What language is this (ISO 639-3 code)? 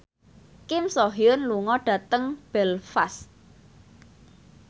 jav